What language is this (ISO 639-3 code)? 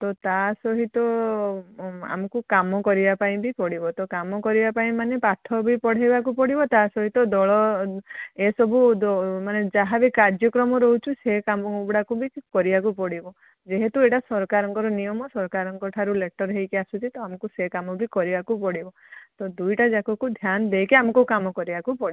ori